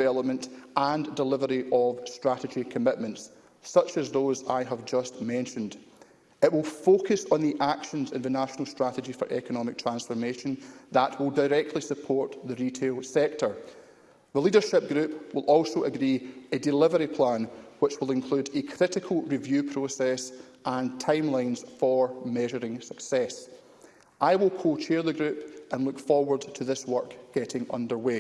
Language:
English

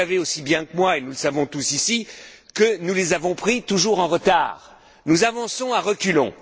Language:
French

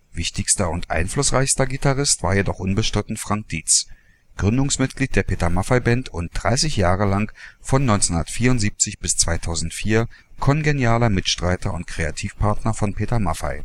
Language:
German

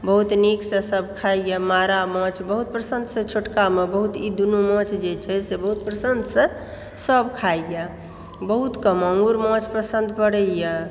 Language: Maithili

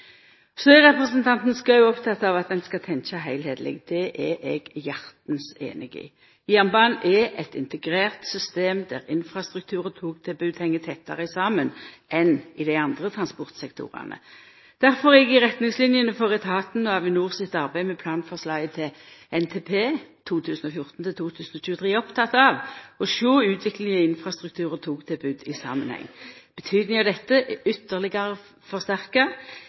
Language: Norwegian Nynorsk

